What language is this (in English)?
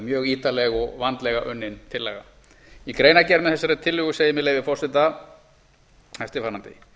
Icelandic